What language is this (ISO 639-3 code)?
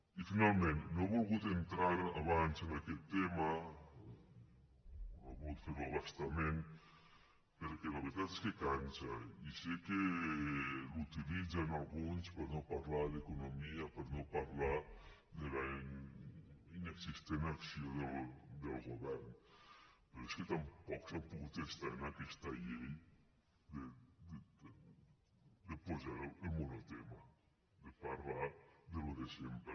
cat